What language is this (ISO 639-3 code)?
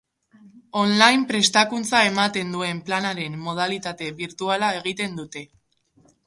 eus